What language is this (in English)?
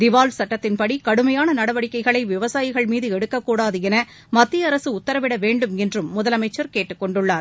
Tamil